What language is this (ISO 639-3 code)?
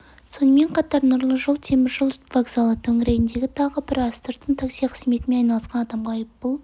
kaz